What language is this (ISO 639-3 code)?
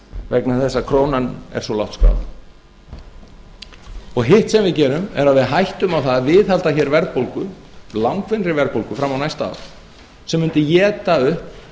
isl